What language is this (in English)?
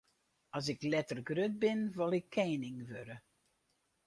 Western Frisian